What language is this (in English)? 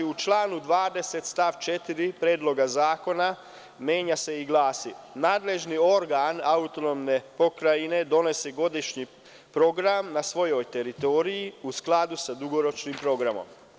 Serbian